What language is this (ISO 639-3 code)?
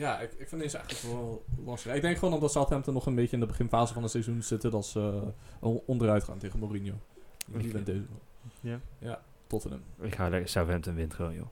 nld